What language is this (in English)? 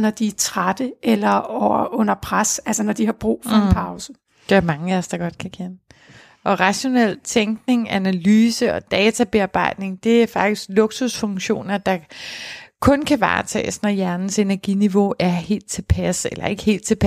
Danish